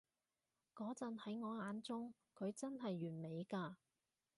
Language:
Cantonese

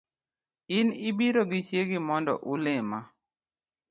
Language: Luo (Kenya and Tanzania)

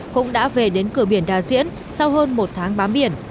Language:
Vietnamese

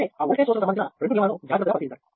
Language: Telugu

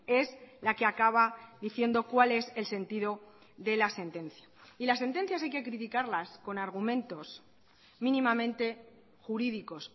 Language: Spanish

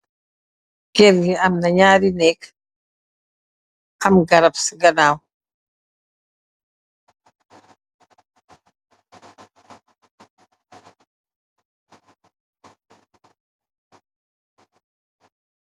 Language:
Wolof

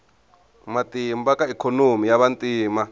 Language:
Tsonga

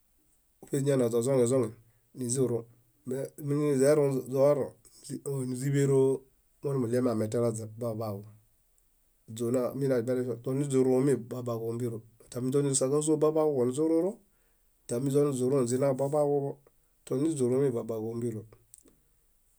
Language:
Bayot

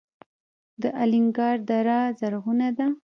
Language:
Pashto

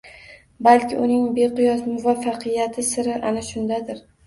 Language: Uzbek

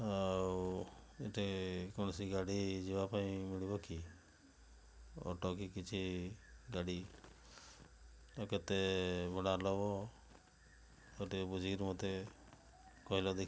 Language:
Odia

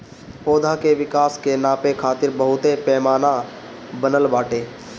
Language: Bhojpuri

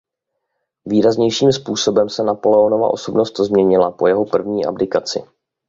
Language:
Czech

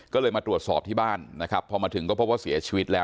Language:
Thai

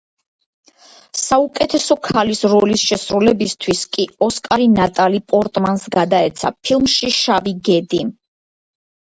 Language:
Georgian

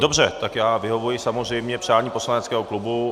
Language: Czech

